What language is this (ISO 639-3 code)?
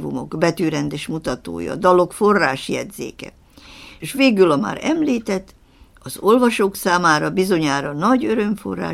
hun